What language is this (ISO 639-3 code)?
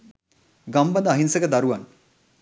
sin